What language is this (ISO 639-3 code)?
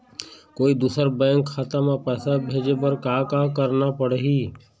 hne